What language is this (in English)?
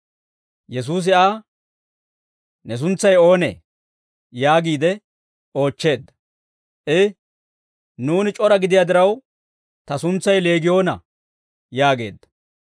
Dawro